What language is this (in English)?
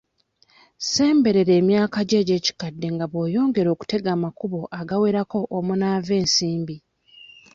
Ganda